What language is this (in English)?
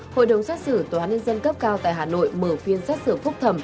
Vietnamese